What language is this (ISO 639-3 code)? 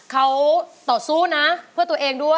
tha